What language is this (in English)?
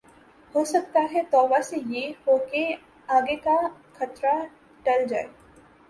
Urdu